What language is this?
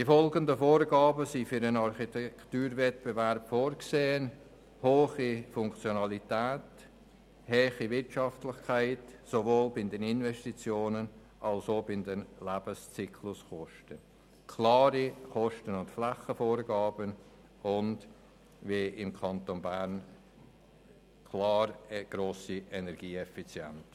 Swiss German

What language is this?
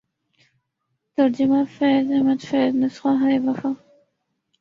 Urdu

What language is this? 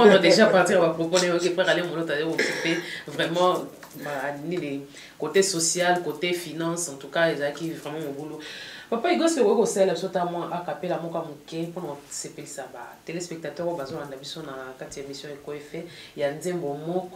French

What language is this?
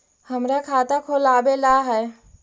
Magahi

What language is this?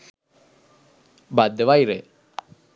Sinhala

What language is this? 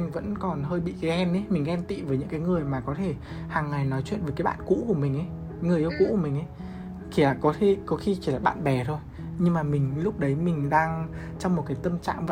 Vietnamese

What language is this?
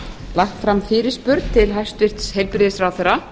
Icelandic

